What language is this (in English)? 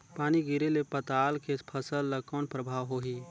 Chhattisgarhi